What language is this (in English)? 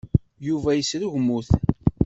Kabyle